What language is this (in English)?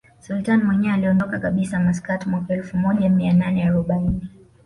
Swahili